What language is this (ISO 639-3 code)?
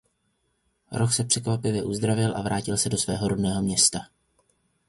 ces